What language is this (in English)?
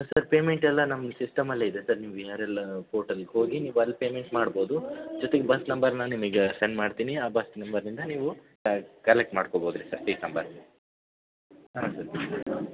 Kannada